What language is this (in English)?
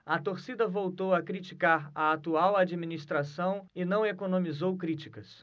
Portuguese